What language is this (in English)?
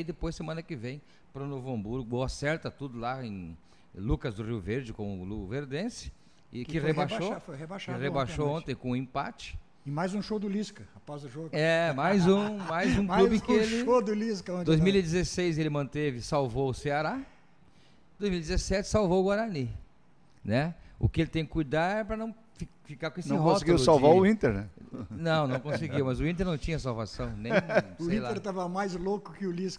Portuguese